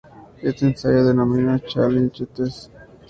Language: Spanish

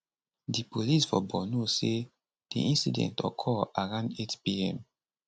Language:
Nigerian Pidgin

